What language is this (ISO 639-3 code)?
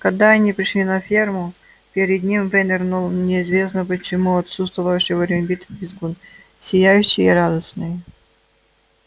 rus